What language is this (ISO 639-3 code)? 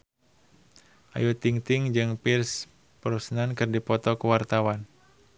sun